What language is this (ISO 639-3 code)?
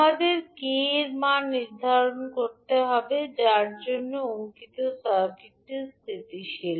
ben